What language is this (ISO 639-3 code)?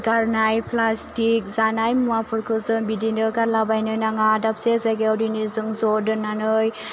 brx